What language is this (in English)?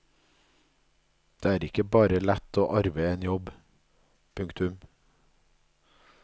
Norwegian